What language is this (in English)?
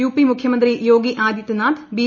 Malayalam